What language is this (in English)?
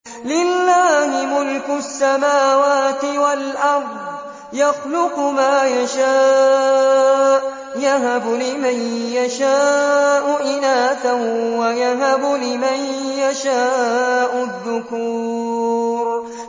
Arabic